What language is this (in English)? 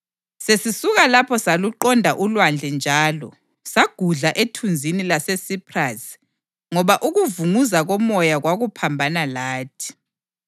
North Ndebele